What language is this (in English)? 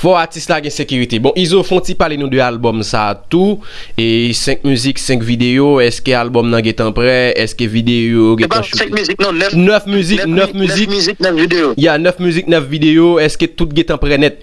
French